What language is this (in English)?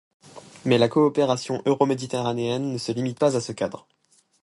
French